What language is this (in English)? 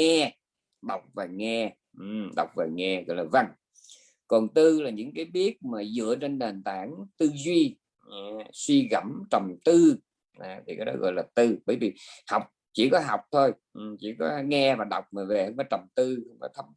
Vietnamese